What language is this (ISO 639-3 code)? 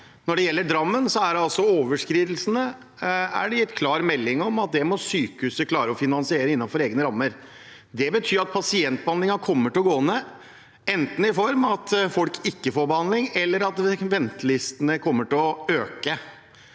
nor